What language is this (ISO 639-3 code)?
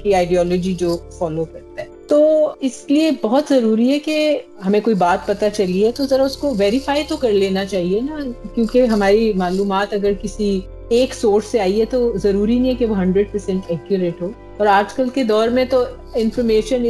urd